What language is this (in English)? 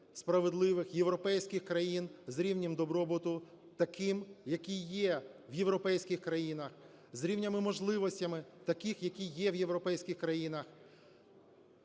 Ukrainian